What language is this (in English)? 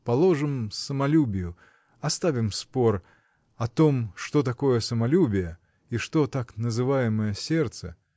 Russian